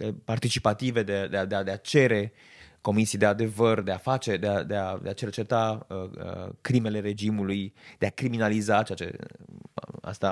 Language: Romanian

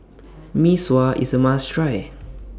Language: English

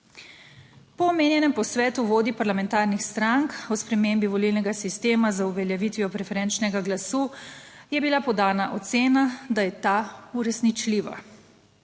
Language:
Slovenian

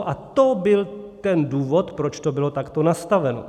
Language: Czech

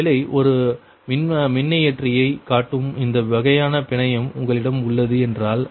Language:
Tamil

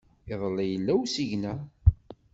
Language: Kabyle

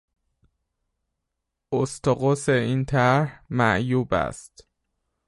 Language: Persian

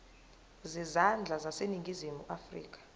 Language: Zulu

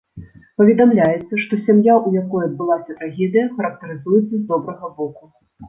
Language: Belarusian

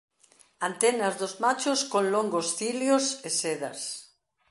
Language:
Galician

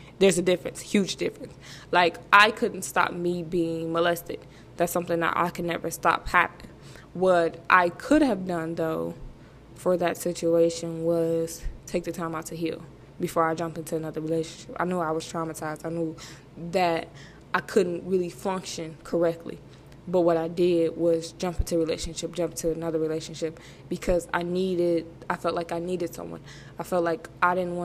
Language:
English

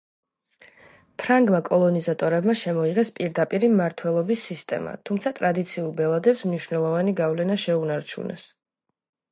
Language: Georgian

